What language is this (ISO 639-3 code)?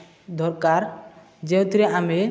ori